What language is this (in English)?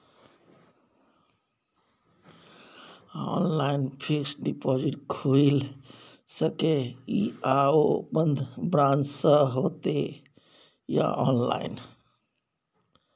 Maithili